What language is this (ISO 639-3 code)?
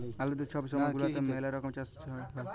ben